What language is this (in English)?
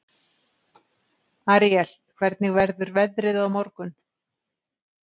Icelandic